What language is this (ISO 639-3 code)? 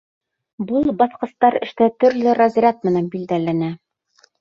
bak